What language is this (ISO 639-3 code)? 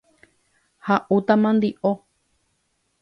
grn